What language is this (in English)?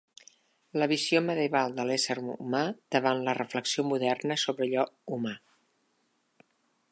Catalan